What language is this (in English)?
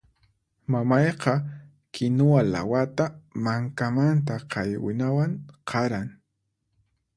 Puno Quechua